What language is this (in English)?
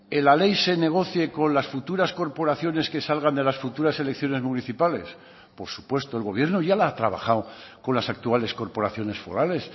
Spanish